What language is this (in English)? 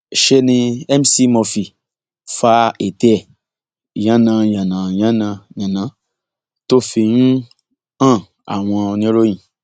Yoruba